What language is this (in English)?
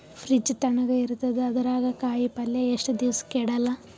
Kannada